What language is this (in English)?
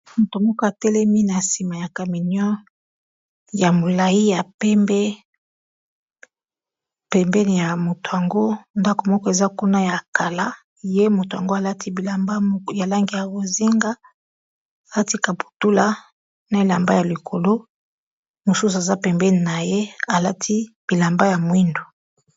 Lingala